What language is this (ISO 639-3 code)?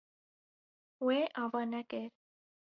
kur